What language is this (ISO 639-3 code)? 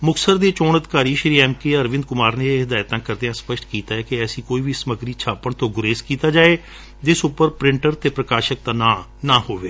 pan